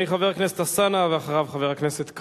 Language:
Hebrew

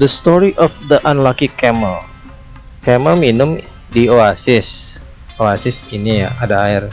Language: Indonesian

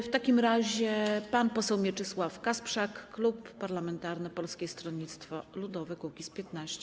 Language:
Polish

